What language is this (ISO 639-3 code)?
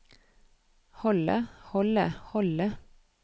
nor